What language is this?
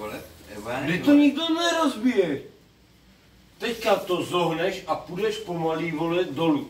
Czech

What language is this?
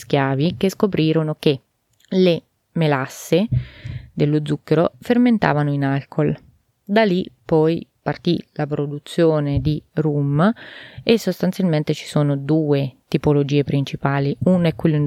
Italian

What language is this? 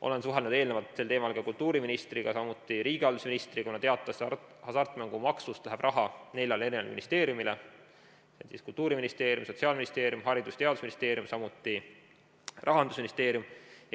Estonian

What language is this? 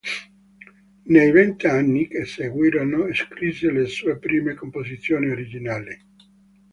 Italian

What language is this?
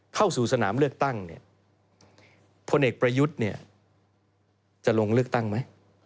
Thai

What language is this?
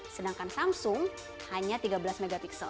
Indonesian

